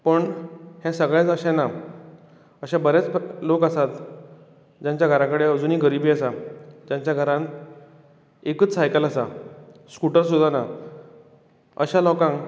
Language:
Konkani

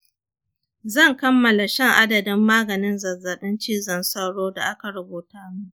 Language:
Hausa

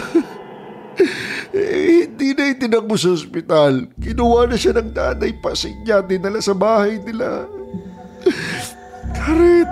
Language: Filipino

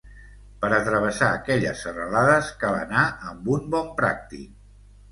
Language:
Catalan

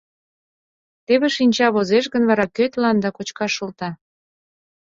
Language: Mari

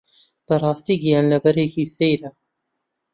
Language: Central Kurdish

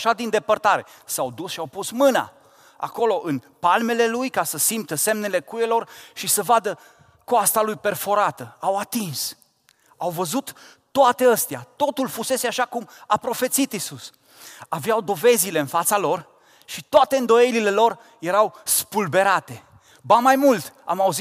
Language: Romanian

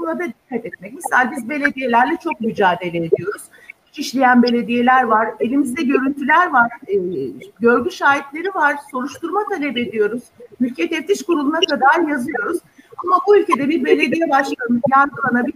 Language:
Turkish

